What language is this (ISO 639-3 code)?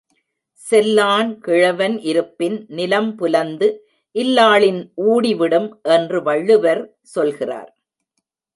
tam